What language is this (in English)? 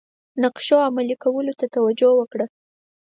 Pashto